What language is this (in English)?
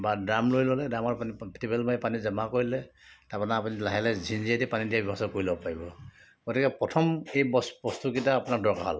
Assamese